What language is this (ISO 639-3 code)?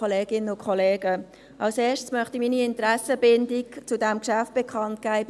gsw